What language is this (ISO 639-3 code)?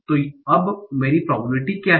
hin